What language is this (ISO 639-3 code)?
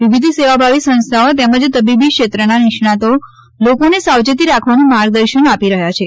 guj